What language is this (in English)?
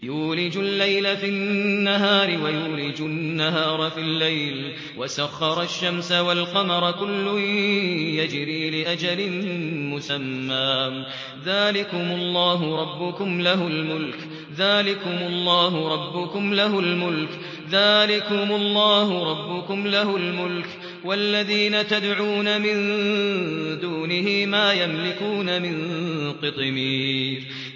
Arabic